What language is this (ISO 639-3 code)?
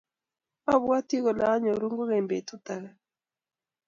kln